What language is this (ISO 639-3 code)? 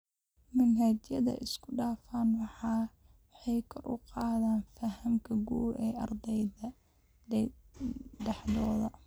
som